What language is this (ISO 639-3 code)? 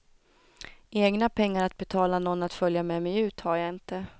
swe